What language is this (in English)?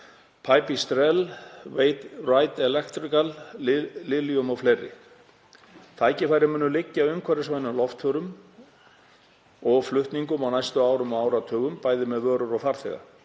Icelandic